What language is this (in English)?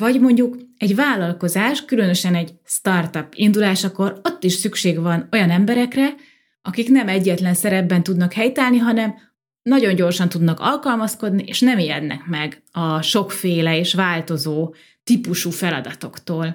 Hungarian